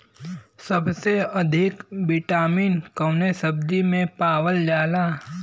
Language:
Bhojpuri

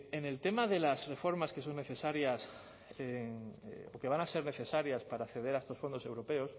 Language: Spanish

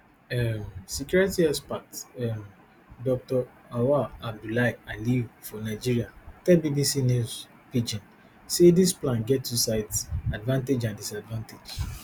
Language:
Nigerian Pidgin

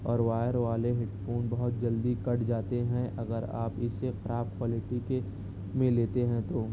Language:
Urdu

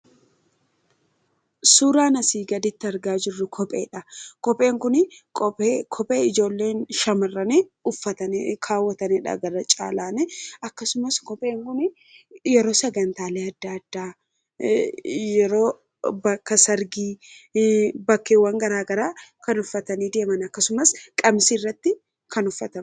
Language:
Oromo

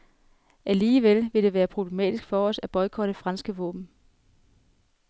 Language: Danish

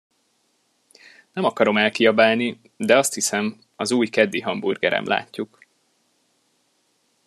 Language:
Hungarian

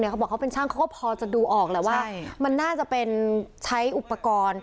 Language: Thai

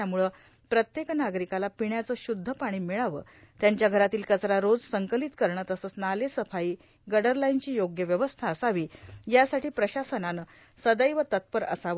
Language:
Marathi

